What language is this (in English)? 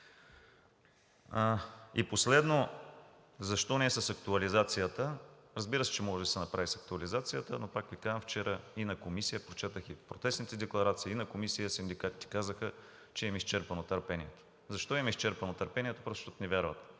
Bulgarian